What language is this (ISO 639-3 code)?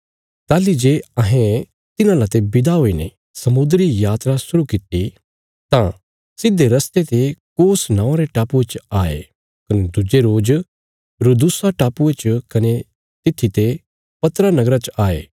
kfs